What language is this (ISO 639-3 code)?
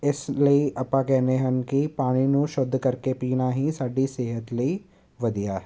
pan